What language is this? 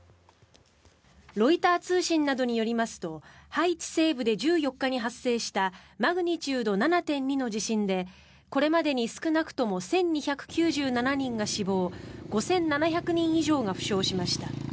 Japanese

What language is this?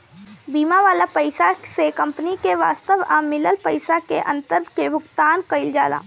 Bhojpuri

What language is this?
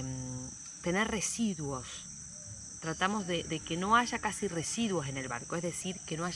Spanish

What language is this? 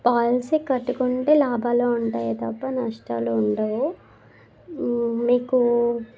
Telugu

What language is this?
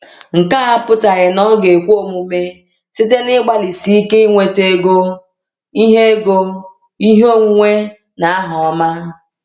Igbo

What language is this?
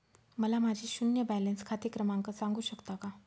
Marathi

